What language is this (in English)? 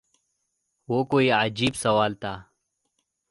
Urdu